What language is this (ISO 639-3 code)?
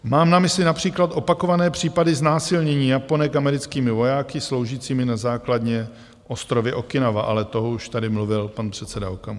ces